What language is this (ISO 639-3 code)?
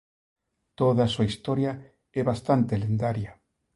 glg